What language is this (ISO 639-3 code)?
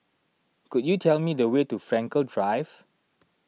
eng